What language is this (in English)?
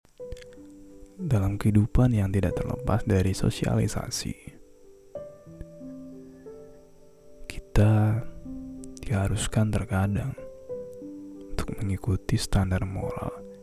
Indonesian